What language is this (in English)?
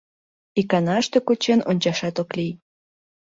Mari